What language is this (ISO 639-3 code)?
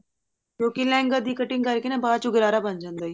pan